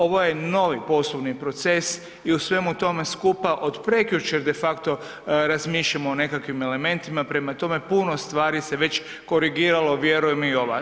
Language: Croatian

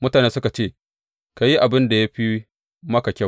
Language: Hausa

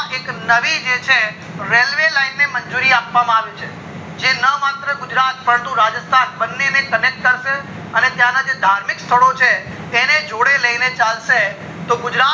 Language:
Gujarati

